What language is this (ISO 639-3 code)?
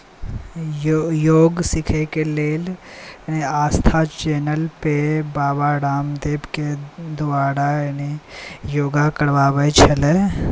mai